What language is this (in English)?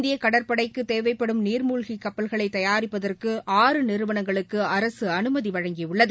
Tamil